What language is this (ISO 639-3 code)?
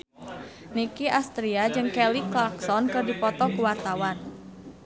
sun